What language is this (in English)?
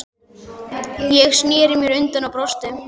Icelandic